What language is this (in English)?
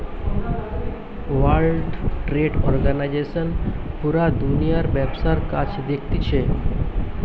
Bangla